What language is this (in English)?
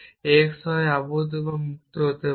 Bangla